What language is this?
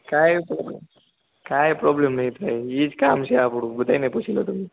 Gujarati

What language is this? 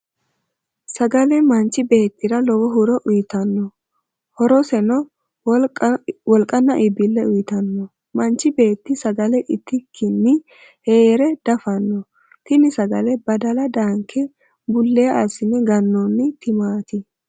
Sidamo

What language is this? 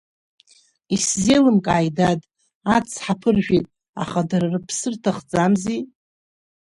Abkhazian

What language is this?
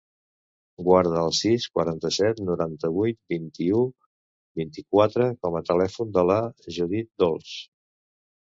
Catalan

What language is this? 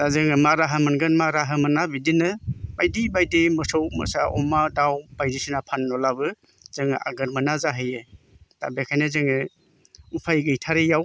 Bodo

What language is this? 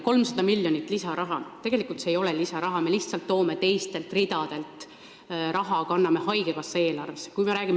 Estonian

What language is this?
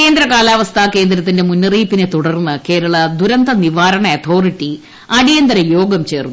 Malayalam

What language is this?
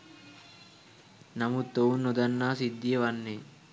Sinhala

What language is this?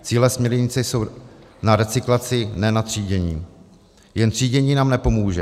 Czech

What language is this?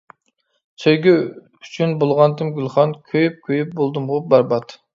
Uyghur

